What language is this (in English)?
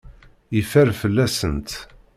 Kabyle